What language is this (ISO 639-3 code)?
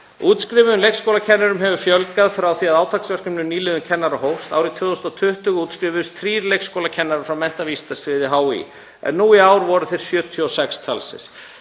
isl